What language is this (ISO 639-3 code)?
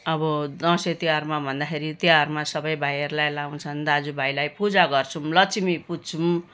nep